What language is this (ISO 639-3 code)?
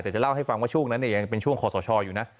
tha